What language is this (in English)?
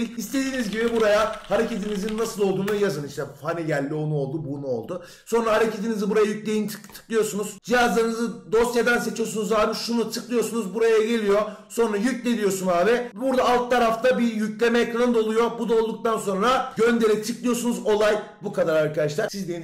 Turkish